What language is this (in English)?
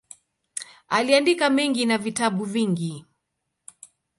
Swahili